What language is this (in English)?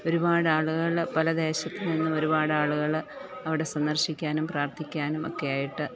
Malayalam